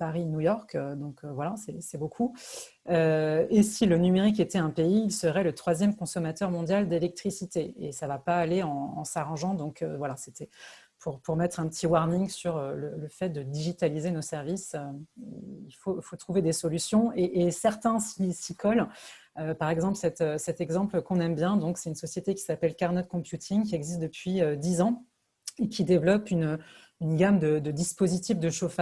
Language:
French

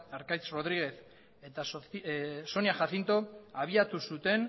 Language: Basque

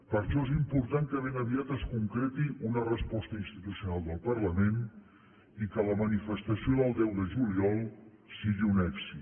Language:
Catalan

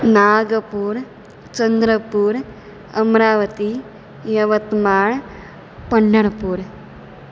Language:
Sanskrit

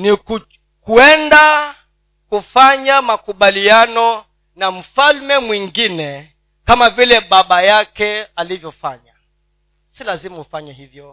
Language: Swahili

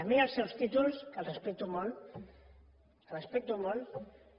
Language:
Catalan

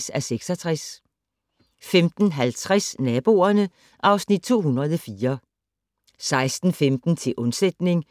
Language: Danish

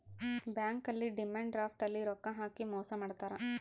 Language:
Kannada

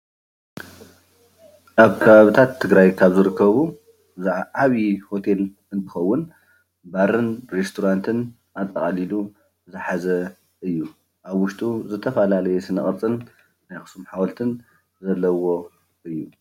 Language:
Tigrinya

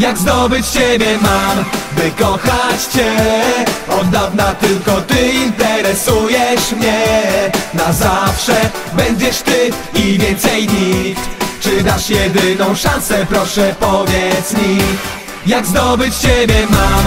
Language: Polish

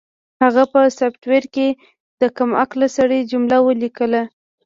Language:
Pashto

